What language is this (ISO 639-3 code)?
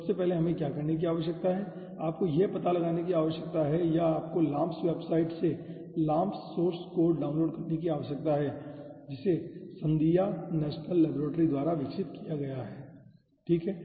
hin